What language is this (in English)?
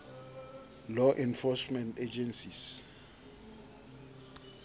Southern Sotho